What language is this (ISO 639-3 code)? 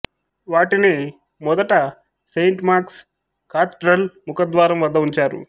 tel